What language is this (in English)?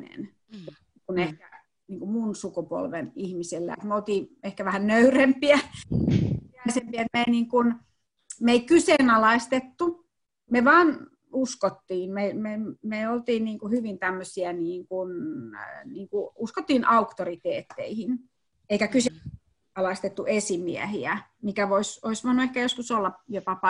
Finnish